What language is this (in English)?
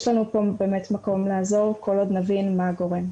Hebrew